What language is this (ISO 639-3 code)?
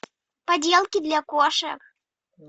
rus